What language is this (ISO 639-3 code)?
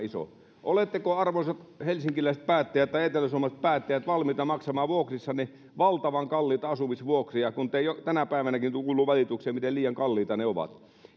fin